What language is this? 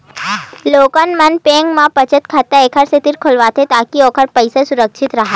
Chhattisgarhi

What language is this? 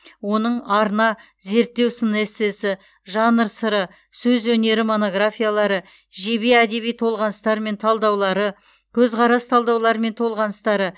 Kazakh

